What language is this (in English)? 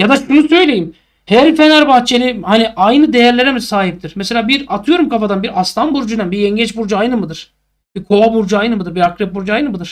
Turkish